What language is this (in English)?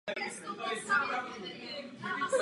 Czech